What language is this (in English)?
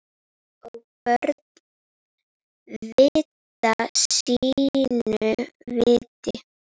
Icelandic